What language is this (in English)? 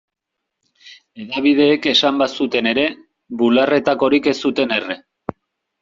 Basque